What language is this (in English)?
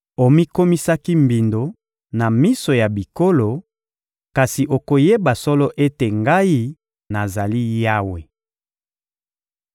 Lingala